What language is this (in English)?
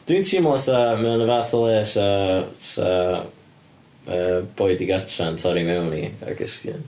Welsh